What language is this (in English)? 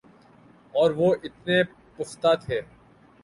Urdu